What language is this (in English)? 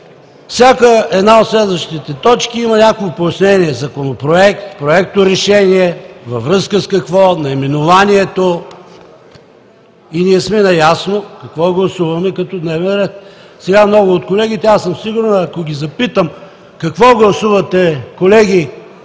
Bulgarian